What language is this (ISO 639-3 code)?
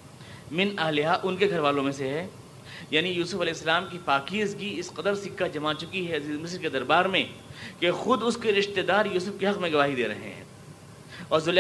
urd